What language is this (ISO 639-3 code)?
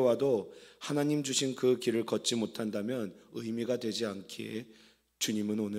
kor